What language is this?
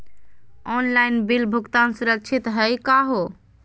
Magahi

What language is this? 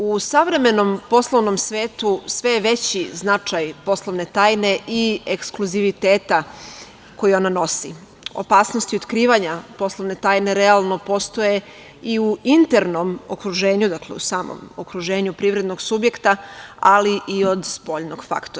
Serbian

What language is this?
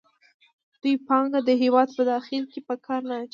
Pashto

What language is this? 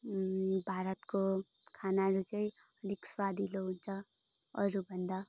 Nepali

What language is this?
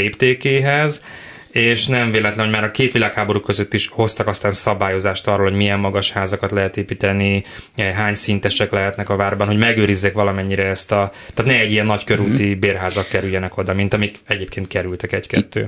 Hungarian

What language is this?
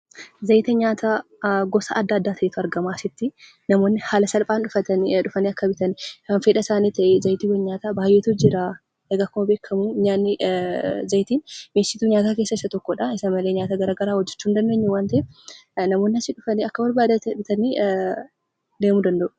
Oromo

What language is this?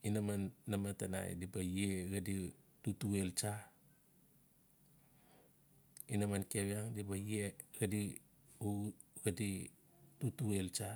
Notsi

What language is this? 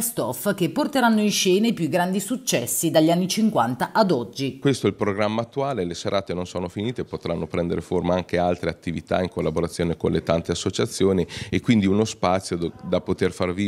Italian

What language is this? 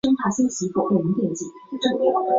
Chinese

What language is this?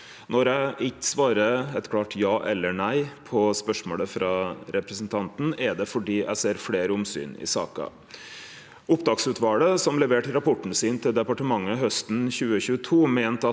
Norwegian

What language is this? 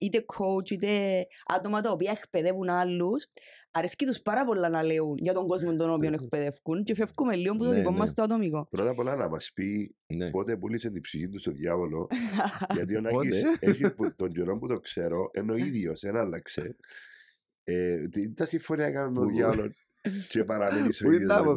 Greek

